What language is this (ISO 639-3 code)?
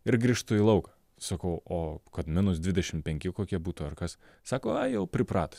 lit